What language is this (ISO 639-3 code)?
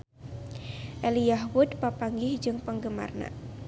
sun